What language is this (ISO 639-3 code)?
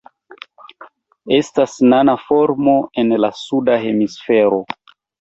epo